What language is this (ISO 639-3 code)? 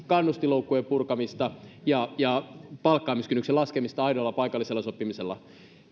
fin